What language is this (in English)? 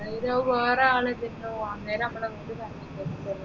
Malayalam